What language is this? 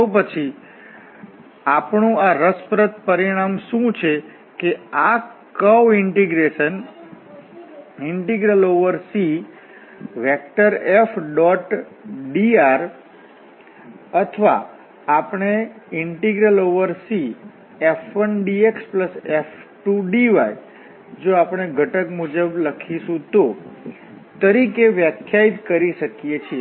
Gujarati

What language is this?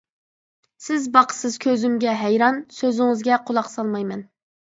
Uyghur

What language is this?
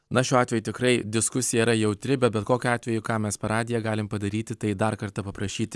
Lithuanian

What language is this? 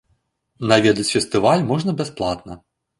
Belarusian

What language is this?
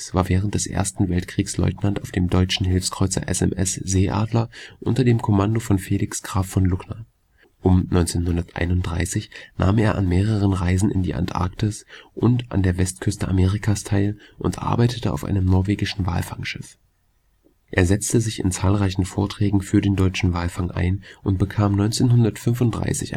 German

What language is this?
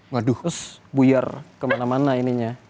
Indonesian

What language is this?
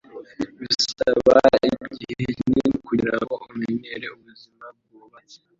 Kinyarwanda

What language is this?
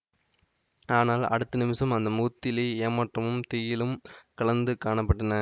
Tamil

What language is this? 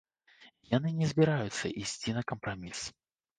Belarusian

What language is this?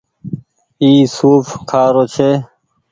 Goaria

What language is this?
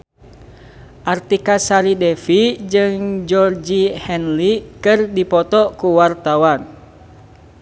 Sundanese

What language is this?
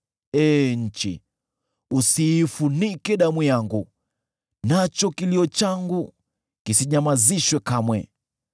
Swahili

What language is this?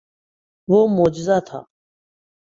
Urdu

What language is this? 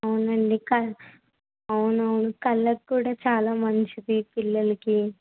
Telugu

